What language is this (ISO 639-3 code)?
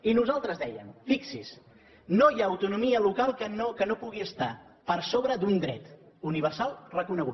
cat